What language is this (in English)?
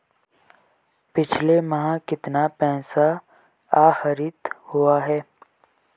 Hindi